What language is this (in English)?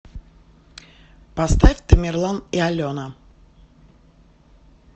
Russian